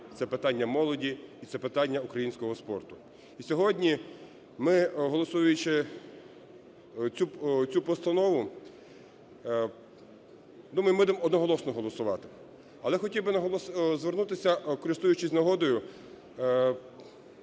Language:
Ukrainian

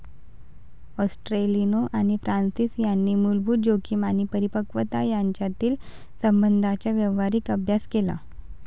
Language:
Marathi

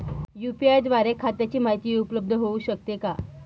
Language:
Marathi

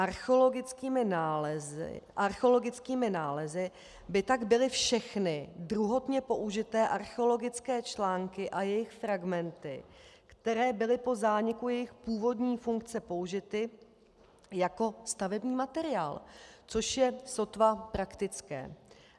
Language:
Czech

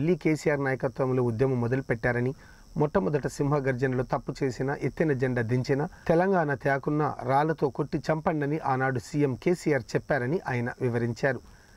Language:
Hindi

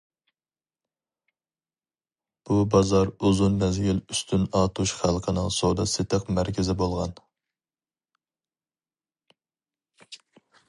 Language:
Uyghur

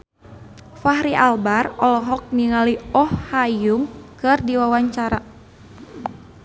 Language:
Sundanese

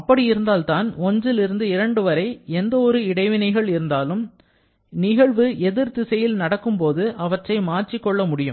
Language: Tamil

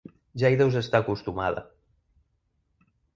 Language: Catalan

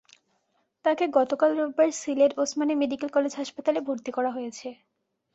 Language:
Bangla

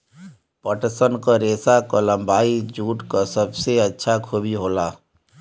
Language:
Bhojpuri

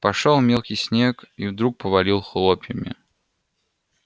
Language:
Russian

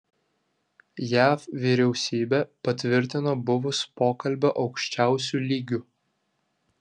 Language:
Lithuanian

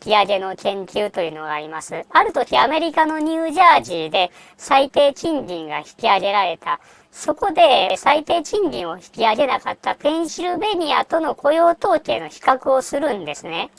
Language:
Japanese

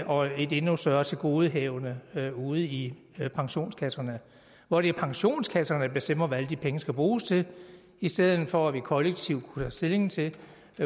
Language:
Danish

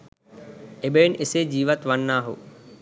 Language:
Sinhala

